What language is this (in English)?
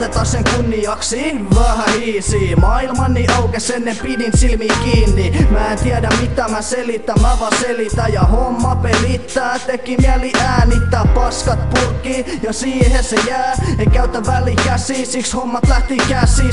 Finnish